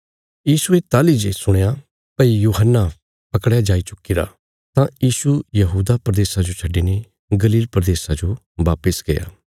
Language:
Bilaspuri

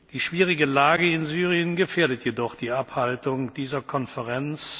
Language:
German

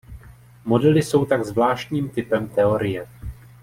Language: Czech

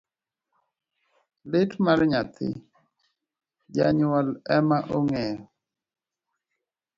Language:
Luo (Kenya and Tanzania)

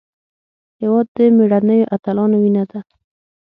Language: Pashto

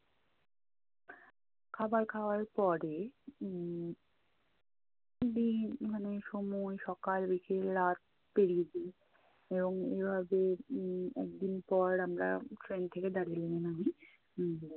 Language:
Bangla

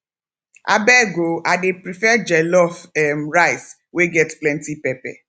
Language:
Nigerian Pidgin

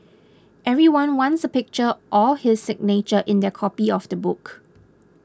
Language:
English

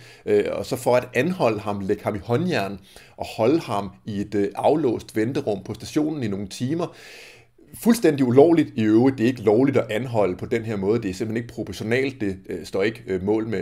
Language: Danish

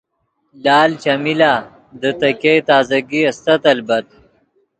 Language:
Yidgha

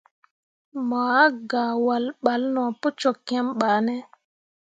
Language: Mundang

